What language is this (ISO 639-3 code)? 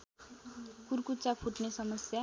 nep